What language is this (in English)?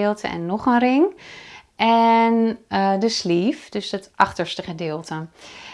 Dutch